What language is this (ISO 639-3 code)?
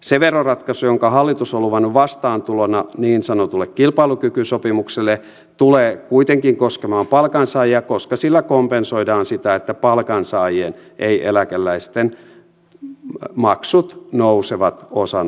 fin